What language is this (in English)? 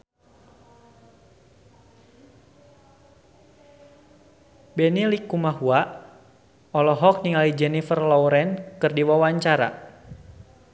Sundanese